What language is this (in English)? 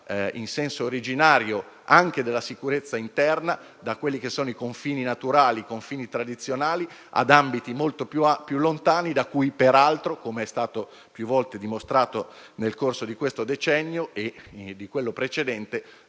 Italian